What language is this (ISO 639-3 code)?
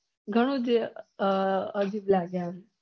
guj